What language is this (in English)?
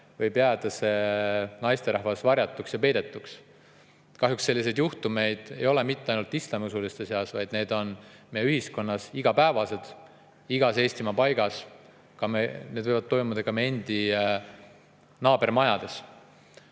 Estonian